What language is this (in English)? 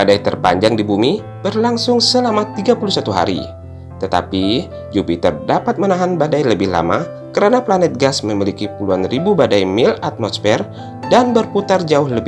Indonesian